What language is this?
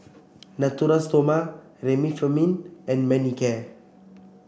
English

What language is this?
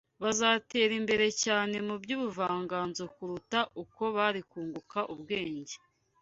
Kinyarwanda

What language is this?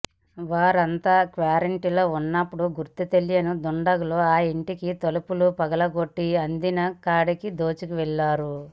Telugu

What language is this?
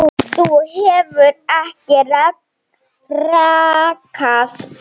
Icelandic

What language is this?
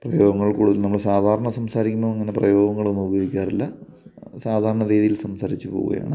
Malayalam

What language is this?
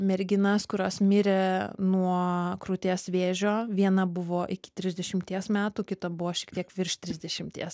Lithuanian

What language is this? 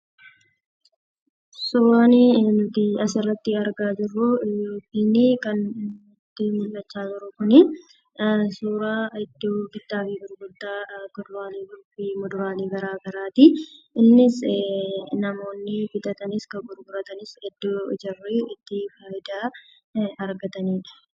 Oromo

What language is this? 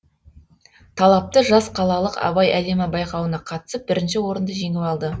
Kazakh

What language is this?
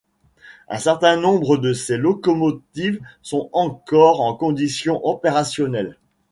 French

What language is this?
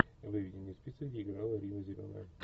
Russian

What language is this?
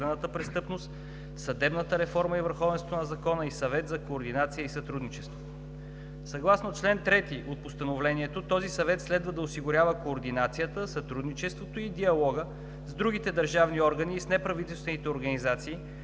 Bulgarian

